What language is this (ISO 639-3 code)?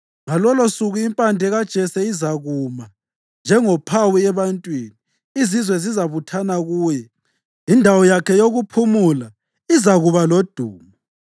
nde